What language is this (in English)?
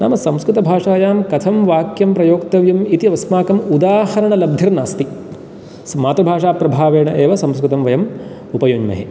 Sanskrit